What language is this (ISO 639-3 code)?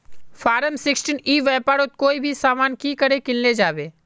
mag